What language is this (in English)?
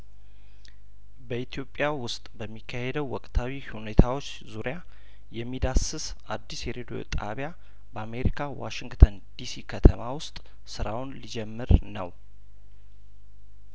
Amharic